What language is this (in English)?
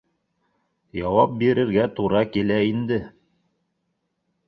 Bashkir